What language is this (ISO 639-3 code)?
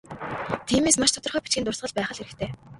mon